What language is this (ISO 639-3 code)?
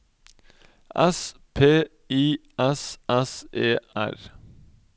nor